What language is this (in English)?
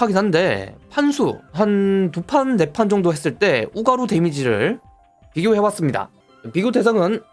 Korean